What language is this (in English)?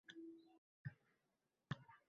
Uzbek